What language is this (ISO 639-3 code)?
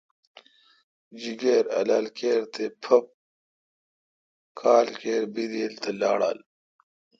xka